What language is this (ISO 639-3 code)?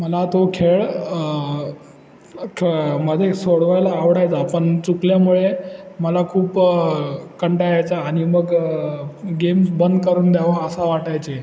mar